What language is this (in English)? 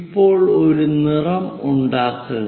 Malayalam